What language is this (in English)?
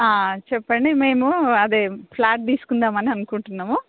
Telugu